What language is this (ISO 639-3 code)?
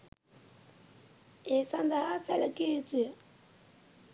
sin